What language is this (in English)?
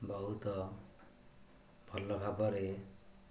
Odia